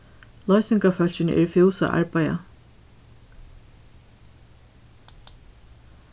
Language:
Faroese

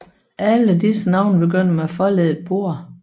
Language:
Danish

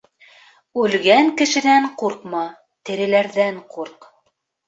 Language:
Bashkir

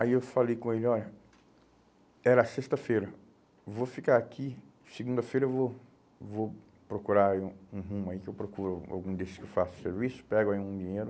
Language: Portuguese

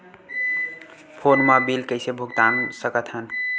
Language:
Chhattisgarhi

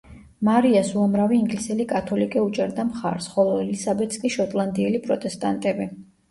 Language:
Georgian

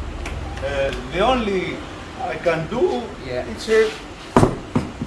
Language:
Polish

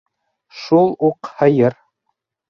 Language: Bashkir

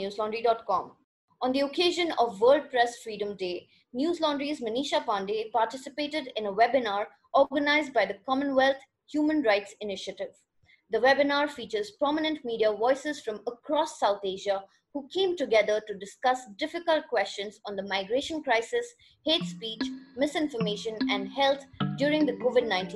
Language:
English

